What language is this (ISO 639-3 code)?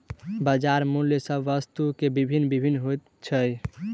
mai